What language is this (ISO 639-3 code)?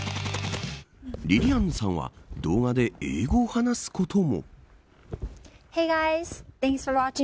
jpn